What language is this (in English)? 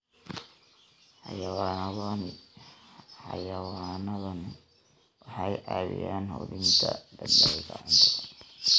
Somali